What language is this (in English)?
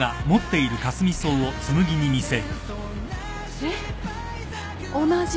Japanese